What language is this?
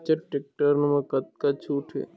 Chhattisgarhi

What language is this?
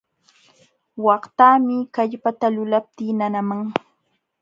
Jauja Wanca Quechua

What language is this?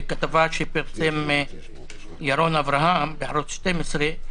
Hebrew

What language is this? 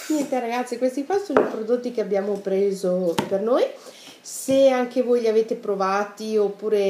Italian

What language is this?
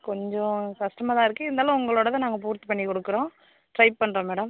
Tamil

